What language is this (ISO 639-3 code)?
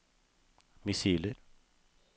nor